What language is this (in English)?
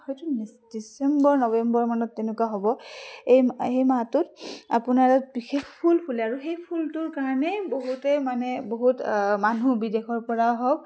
Assamese